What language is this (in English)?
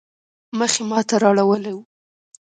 Pashto